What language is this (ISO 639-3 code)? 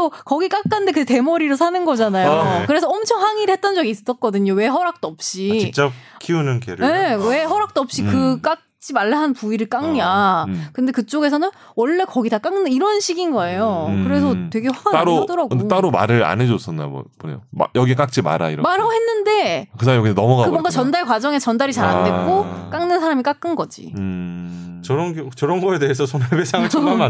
kor